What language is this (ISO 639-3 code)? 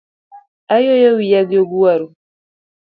luo